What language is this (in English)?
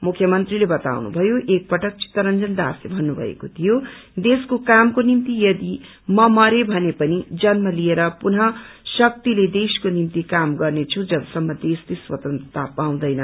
Nepali